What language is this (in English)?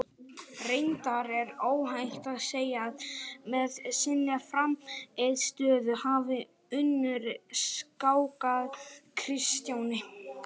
Icelandic